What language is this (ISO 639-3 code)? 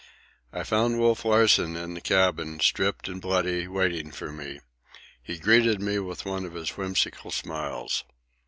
eng